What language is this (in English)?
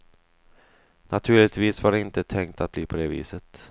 Swedish